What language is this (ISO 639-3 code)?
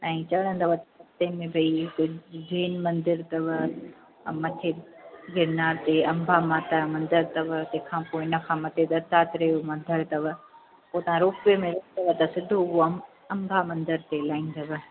snd